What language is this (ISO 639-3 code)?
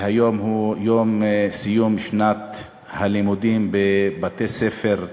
heb